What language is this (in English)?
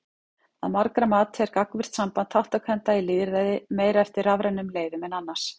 Icelandic